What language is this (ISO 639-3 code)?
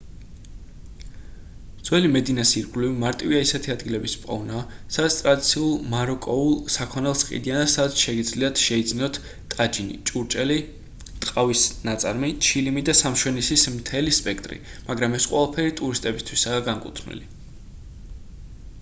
kat